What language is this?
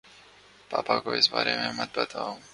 Urdu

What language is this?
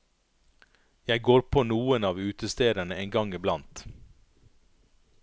Norwegian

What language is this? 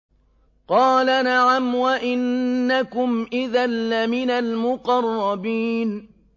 Arabic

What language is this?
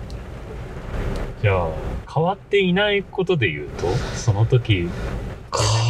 Japanese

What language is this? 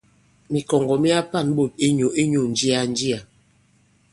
Bankon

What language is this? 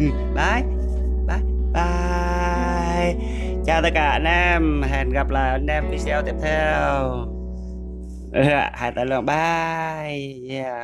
Vietnamese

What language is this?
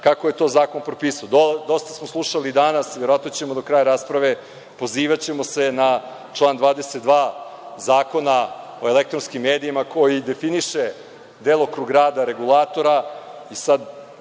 Serbian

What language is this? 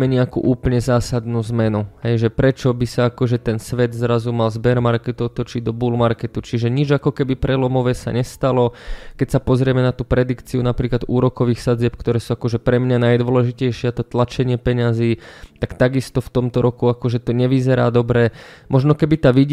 Croatian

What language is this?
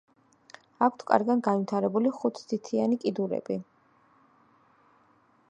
Georgian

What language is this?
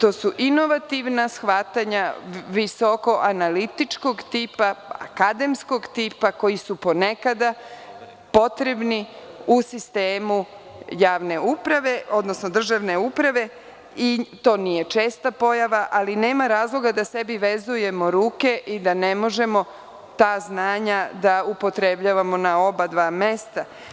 Serbian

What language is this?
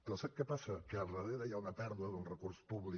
Catalan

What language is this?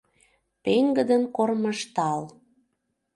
Mari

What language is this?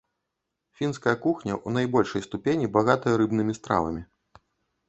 Belarusian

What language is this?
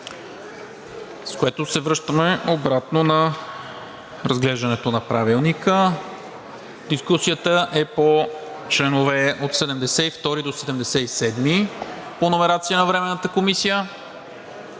Bulgarian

